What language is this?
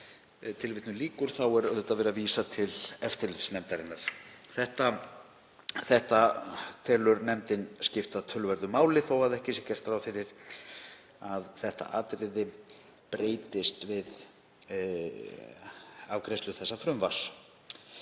Icelandic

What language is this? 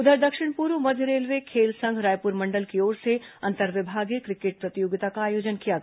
Hindi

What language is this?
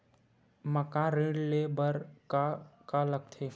Chhattisgarhi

